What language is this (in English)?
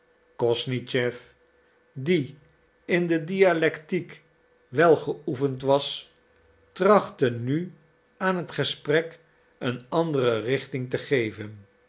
Dutch